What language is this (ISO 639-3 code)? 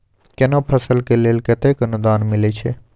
mai